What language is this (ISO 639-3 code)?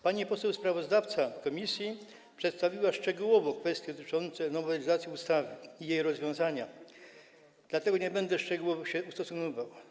pol